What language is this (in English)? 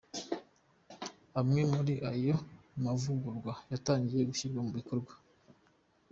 Kinyarwanda